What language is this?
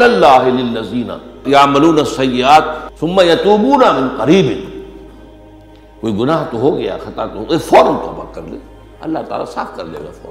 Urdu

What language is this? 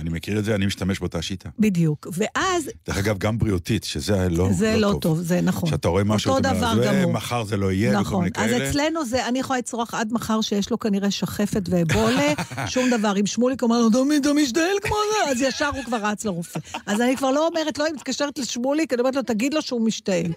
Hebrew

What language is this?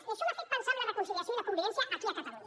Catalan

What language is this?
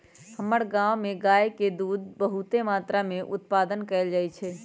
Magahi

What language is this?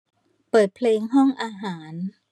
Thai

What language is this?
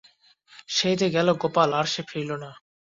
Bangla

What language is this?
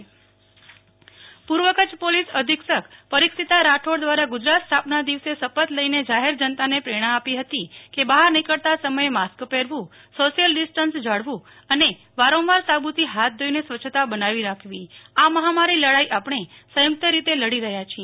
Gujarati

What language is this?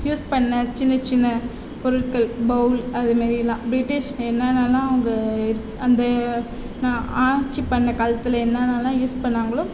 Tamil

